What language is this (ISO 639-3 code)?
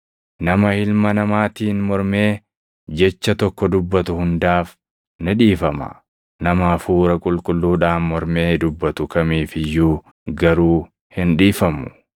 orm